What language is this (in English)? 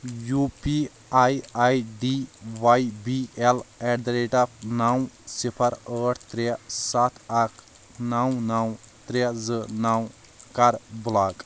Kashmiri